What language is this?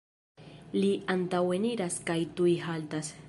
Esperanto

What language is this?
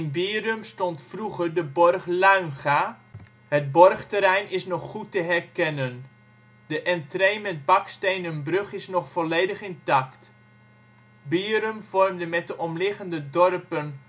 Dutch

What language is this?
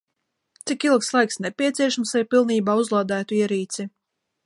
Latvian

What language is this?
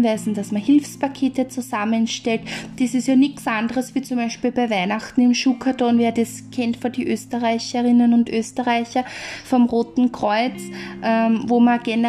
German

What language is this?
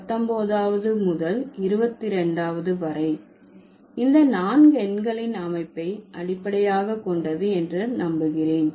Tamil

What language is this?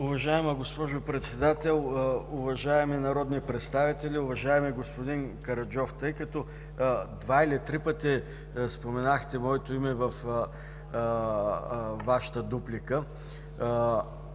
Bulgarian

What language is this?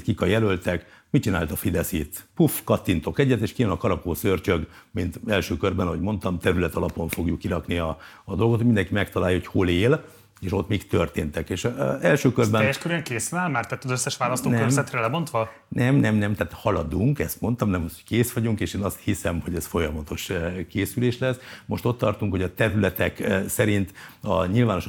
Hungarian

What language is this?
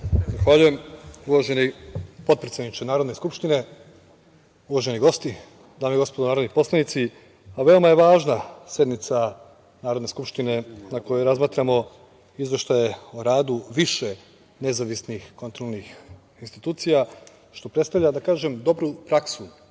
Serbian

